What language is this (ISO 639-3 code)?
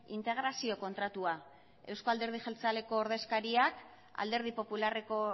eus